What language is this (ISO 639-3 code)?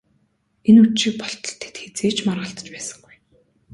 mon